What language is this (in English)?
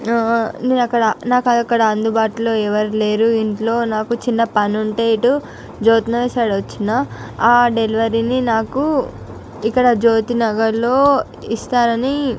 Telugu